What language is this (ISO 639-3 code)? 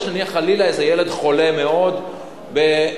heb